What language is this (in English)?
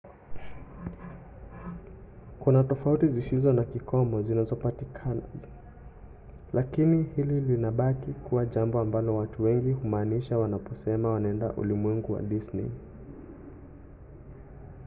Swahili